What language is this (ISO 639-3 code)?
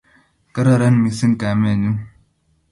kln